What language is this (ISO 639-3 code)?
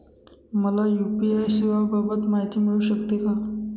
mar